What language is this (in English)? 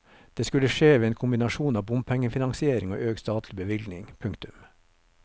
Norwegian